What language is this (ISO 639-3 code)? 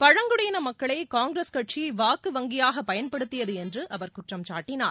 tam